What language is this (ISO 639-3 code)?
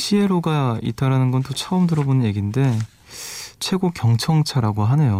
kor